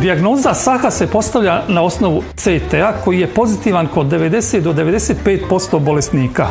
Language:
Croatian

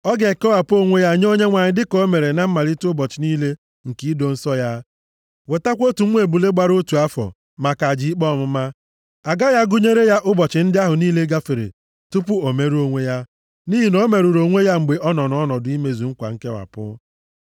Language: Igbo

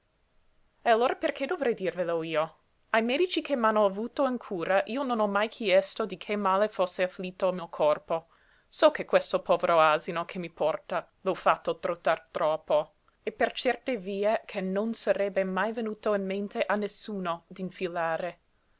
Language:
Italian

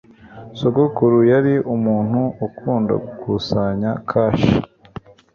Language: Kinyarwanda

